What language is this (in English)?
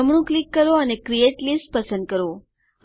Gujarati